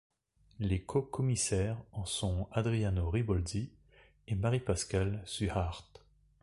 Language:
French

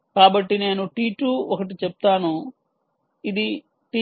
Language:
Telugu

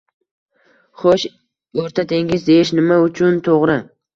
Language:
Uzbek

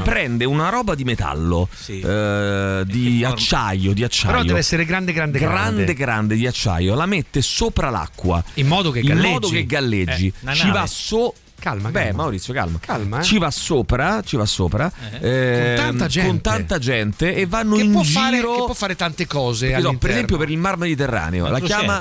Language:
Italian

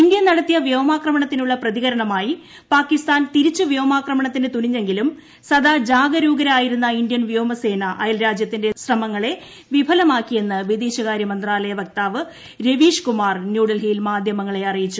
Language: Malayalam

